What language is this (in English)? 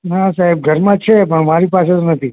Gujarati